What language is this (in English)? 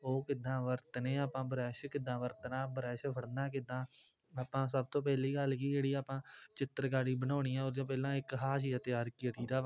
Punjabi